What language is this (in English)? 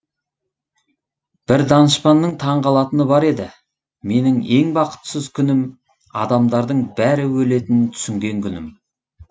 Kazakh